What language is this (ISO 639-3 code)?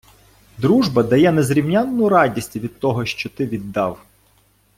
ukr